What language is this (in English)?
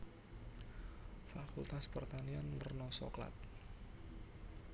Javanese